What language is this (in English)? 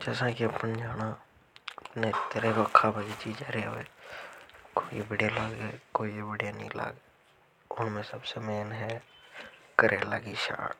Hadothi